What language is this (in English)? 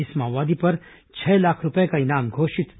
Hindi